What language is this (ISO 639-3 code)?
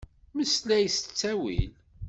kab